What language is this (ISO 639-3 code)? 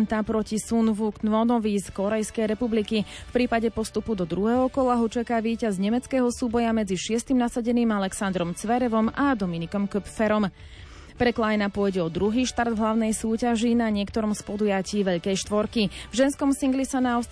slk